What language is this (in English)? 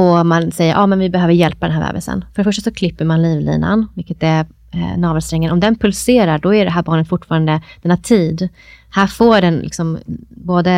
Swedish